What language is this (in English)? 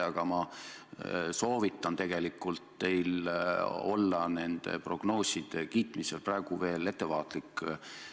Estonian